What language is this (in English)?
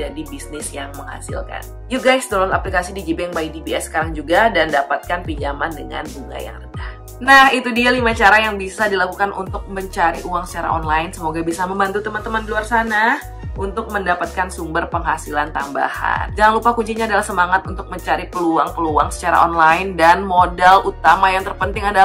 Indonesian